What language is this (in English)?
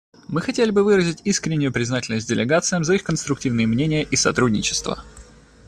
Russian